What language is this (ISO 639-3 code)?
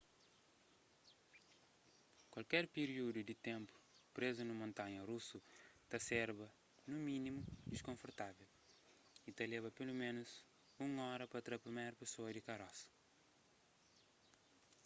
kea